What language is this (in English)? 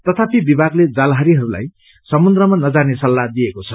Nepali